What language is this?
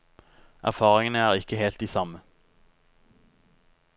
Norwegian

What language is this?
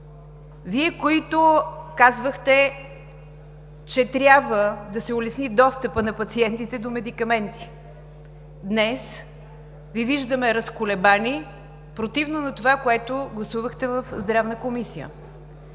Bulgarian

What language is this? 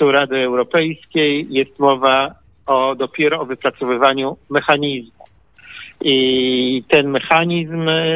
Polish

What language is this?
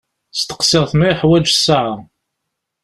Kabyle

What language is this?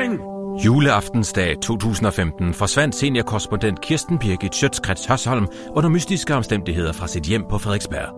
Danish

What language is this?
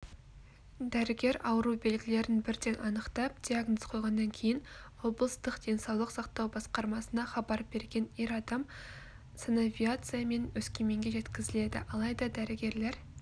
Kazakh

